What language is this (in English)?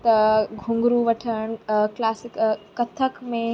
Sindhi